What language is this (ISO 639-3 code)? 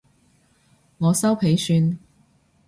yue